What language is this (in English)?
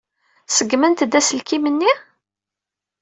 Kabyle